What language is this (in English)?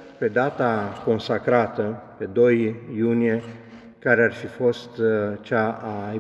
Romanian